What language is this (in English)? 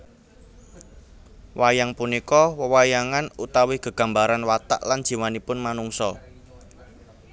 Javanese